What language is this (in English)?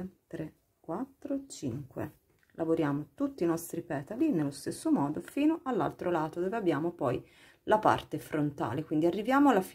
Italian